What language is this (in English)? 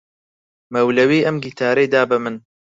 Central Kurdish